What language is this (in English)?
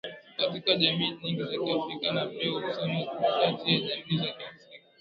Swahili